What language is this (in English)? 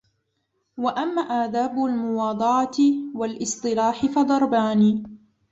Arabic